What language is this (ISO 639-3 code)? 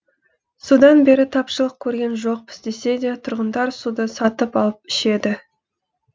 kaz